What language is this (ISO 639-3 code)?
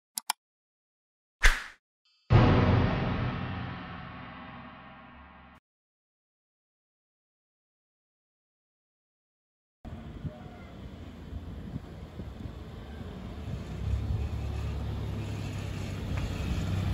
ind